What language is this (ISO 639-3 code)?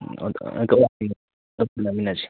mni